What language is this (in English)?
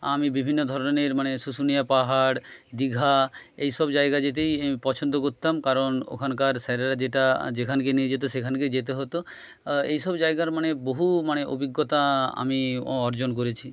Bangla